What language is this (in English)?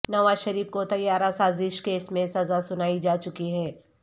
Urdu